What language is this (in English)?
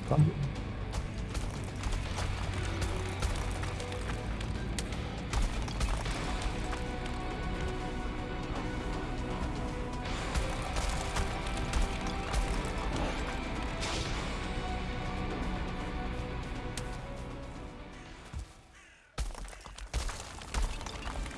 Korean